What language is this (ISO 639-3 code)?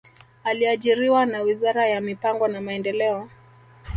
swa